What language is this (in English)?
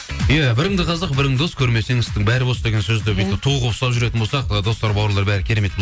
Kazakh